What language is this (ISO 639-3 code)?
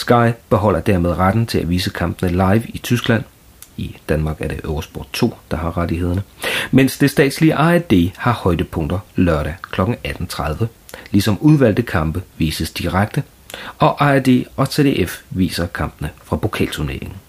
dan